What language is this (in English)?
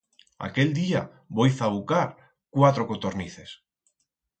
Aragonese